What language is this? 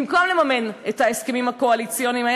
Hebrew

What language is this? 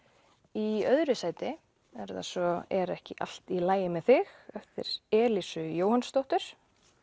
Icelandic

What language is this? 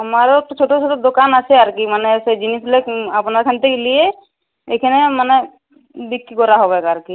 Bangla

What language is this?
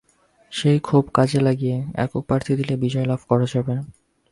Bangla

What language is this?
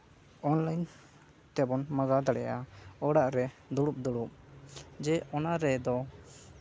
Santali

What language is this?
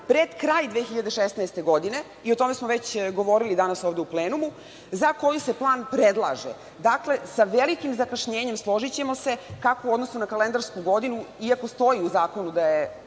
Serbian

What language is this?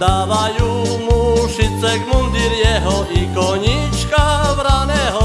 Slovak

